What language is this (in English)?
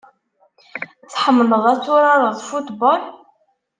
Kabyle